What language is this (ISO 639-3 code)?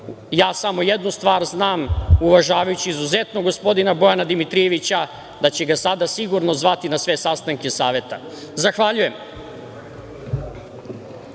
srp